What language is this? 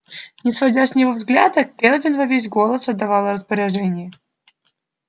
Russian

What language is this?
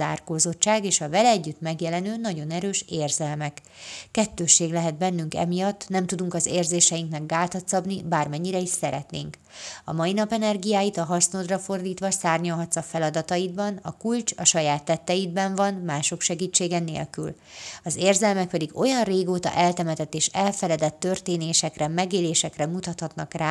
Hungarian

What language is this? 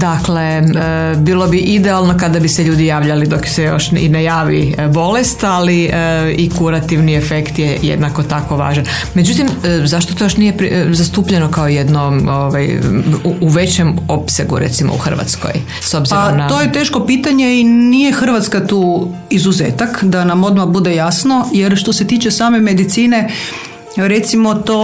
Croatian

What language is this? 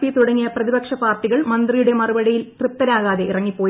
Malayalam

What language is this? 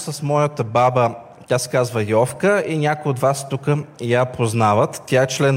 Bulgarian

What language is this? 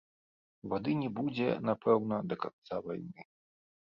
Belarusian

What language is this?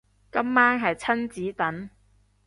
Cantonese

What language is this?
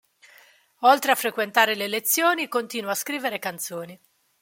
Italian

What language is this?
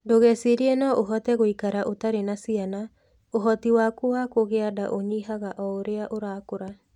Kikuyu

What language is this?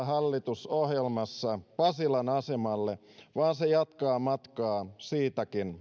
Finnish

